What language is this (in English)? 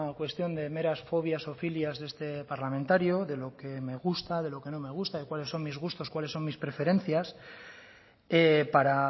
Spanish